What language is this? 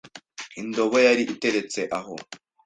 Kinyarwanda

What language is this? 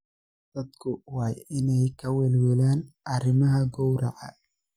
Somali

